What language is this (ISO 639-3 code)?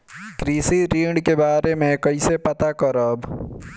bho